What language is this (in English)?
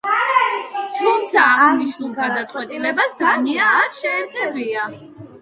Georgian